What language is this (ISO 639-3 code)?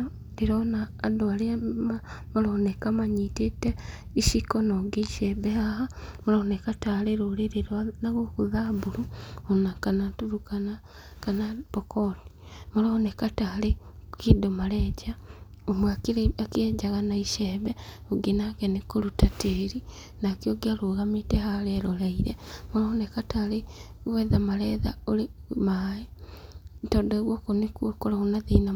kik